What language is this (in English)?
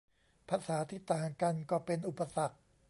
Thai